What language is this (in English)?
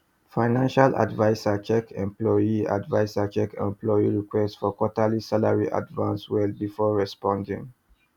Nigerian Pidgin